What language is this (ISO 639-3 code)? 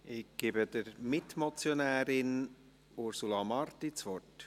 gsw